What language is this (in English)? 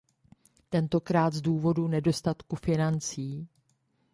Czech